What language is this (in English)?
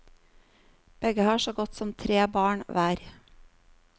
Norwegian